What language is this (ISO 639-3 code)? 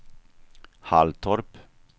swe